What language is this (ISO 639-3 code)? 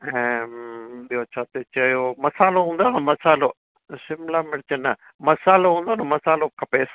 snd